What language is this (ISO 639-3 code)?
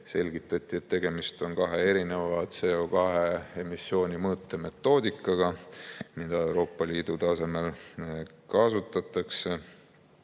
est